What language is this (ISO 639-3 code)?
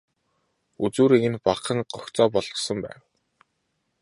mon